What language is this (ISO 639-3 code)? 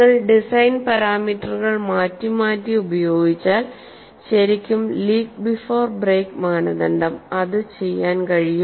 mal